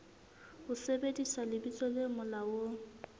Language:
Southern Sotho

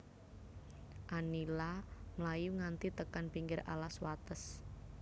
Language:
Javanese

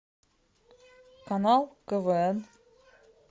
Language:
Russian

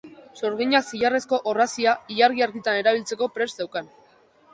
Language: Basque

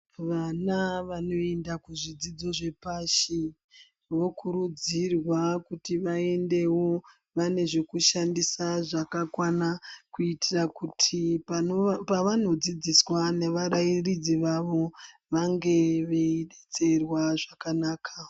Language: Ndau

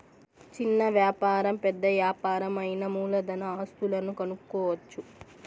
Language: Telugu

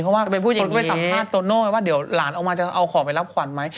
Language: Thai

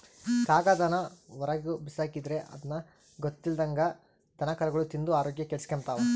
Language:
Kannada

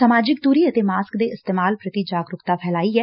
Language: Punjabi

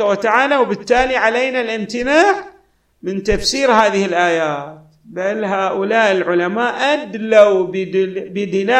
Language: Arabic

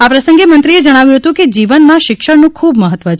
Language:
Gujarati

